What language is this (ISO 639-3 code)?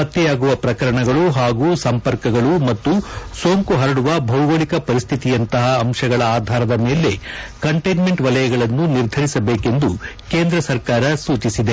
kan